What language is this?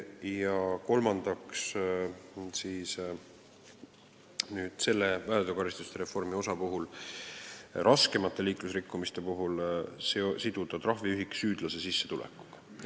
Estonian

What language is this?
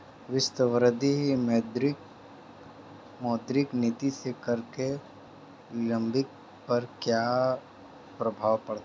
Hindi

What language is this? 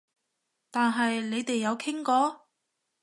Cantonese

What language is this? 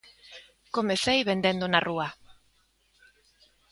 Galician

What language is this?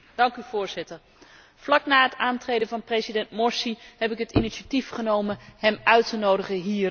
Dutch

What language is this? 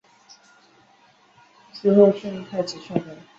Chinese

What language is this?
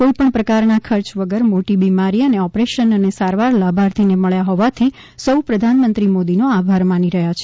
Gujarati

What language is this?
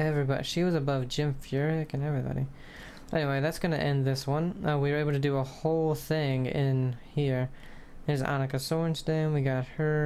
English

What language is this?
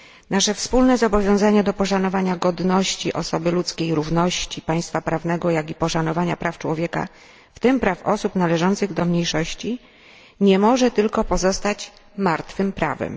Polish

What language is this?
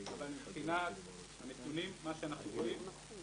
Hebrew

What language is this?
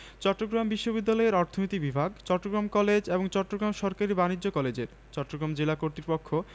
Bangla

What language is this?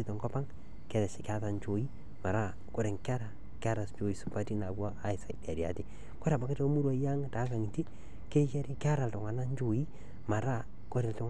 Masai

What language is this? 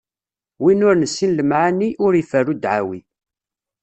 Kabyle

